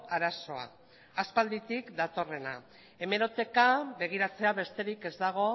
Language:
Basque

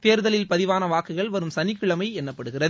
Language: Tamil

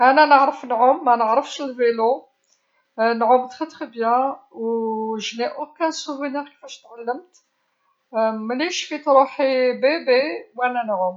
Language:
Algerian Arabic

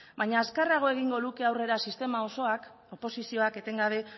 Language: Basque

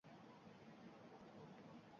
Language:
Uzbek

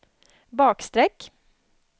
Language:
Swedish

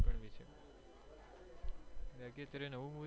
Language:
Gujarati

